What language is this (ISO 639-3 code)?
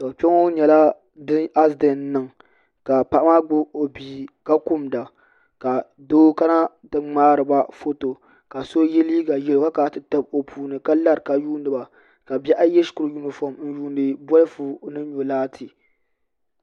dag